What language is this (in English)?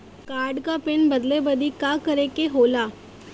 Bhojpuri